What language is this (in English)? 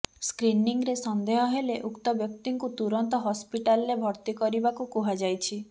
Odia